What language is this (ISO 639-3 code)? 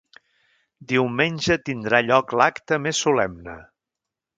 cat